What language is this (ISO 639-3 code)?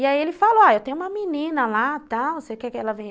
por